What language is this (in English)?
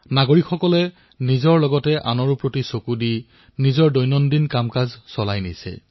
Assamese